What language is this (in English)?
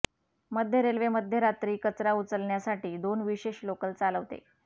Marathi